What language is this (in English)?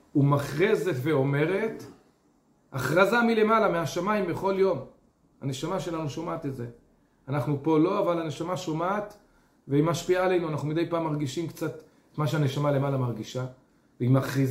Hebrew